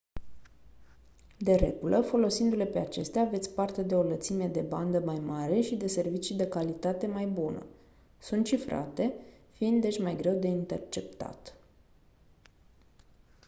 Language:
Romanian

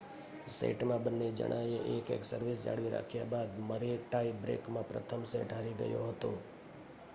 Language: Gujarati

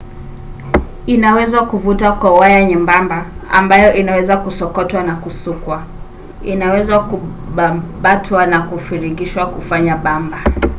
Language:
Swahili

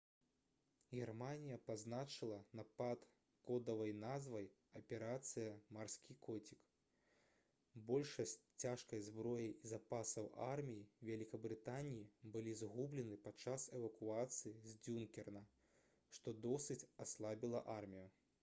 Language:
Belarusian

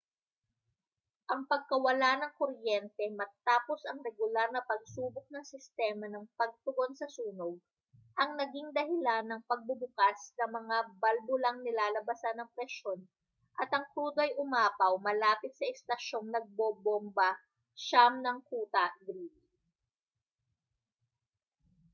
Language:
Filipino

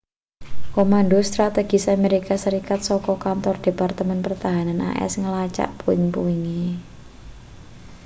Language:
Javanese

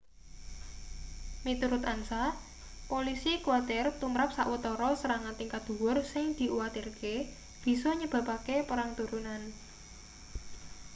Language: Javanese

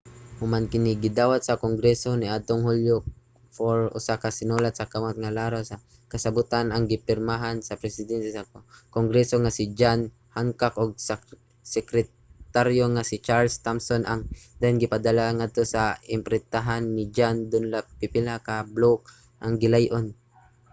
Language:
Cebuano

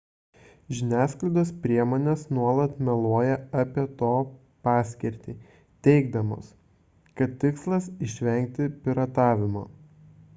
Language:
Lithuanian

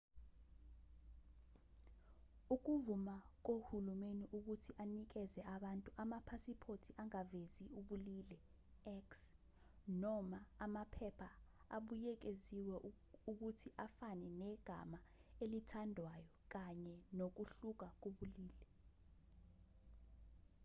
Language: Zulu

